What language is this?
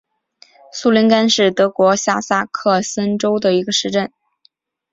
Chinese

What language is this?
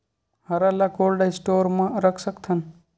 Chhattisgarhi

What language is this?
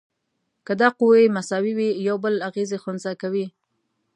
Pashto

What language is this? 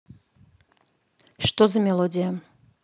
Russian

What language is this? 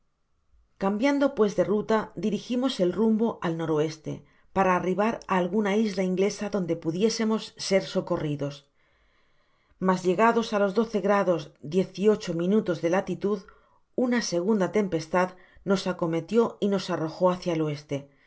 Spanish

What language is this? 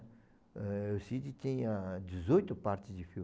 Portuguese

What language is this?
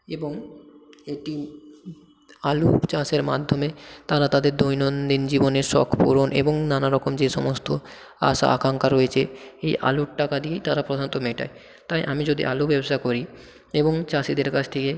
Bangla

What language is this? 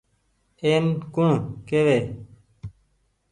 Goaria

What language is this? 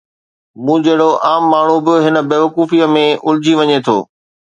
Sindhi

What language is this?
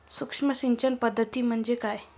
Marathi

